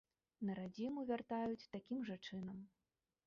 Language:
Belarusian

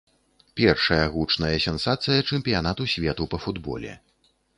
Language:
Belarusian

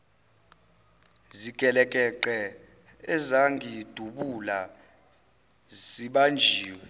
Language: Zulu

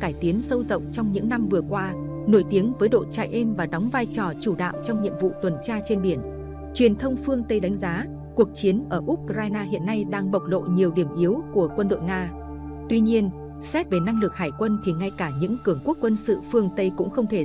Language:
Vietnamese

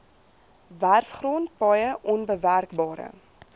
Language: Afrikaans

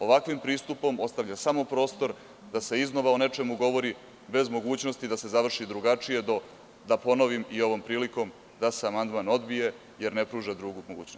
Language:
Serbian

